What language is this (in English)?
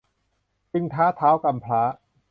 Thai